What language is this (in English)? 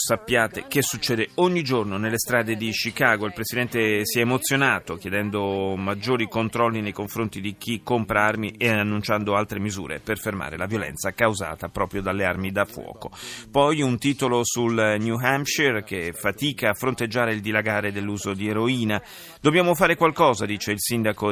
Italian